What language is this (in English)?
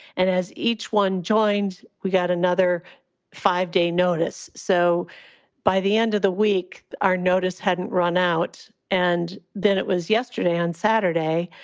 English